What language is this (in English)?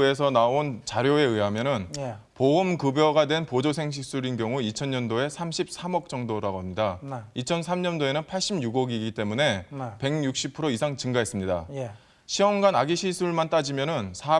Korean